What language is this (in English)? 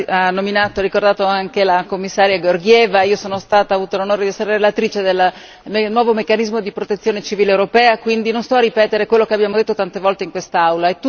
Italian